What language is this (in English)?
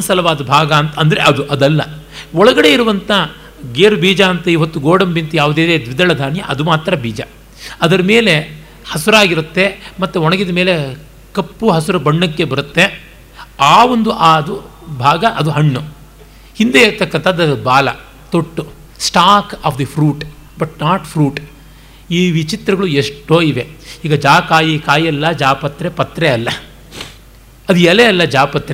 Kannada